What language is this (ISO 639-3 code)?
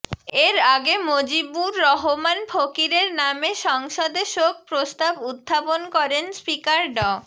ben